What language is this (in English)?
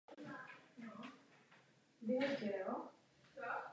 Czech